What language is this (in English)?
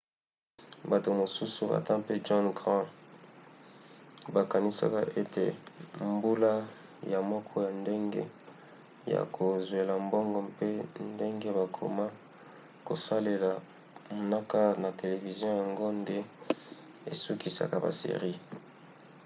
Lingala